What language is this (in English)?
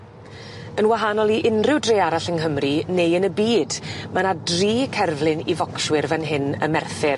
Welsh